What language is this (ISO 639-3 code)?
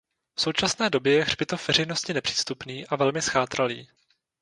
ces